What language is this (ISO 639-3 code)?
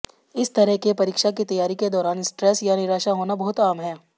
hin